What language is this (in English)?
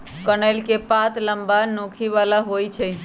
Magahi